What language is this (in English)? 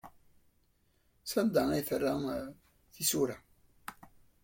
Kabyle